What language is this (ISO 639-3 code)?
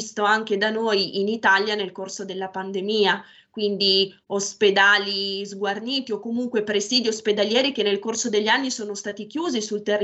ita